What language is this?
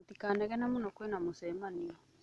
Kikuyu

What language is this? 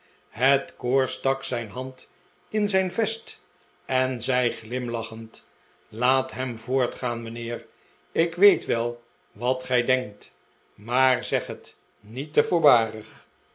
Dutch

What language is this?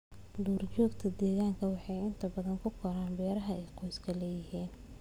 Somali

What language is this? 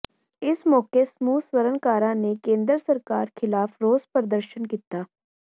Punjabi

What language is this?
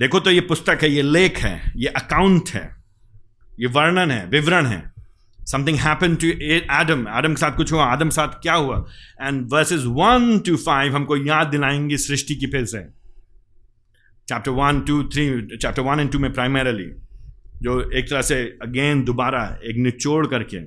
Hindi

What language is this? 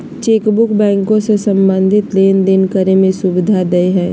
Magahi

